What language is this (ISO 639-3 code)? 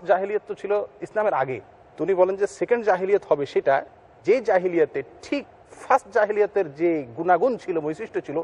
heb